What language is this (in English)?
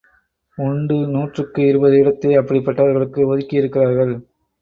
Tamil